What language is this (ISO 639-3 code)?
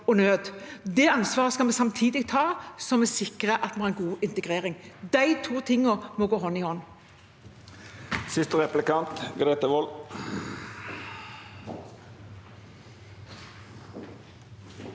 nor